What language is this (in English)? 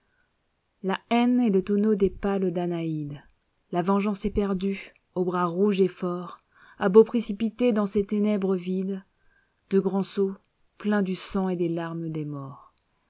French